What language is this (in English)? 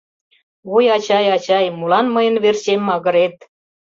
Mari